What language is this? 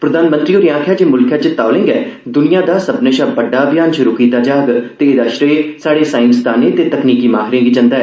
Dogri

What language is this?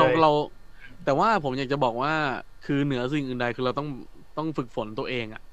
Thai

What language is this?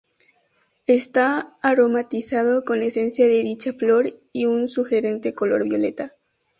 Spanish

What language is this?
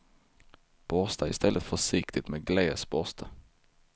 Swedish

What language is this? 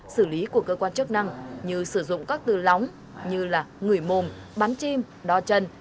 Vietnamese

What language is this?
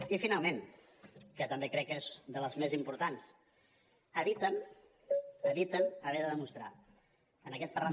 Catalan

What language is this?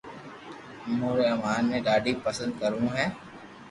Loarki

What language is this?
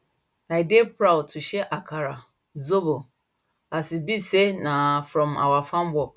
Nigerian Pidgin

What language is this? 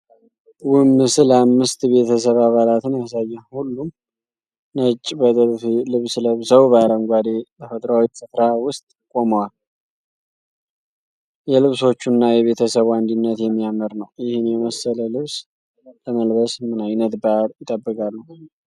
Amharic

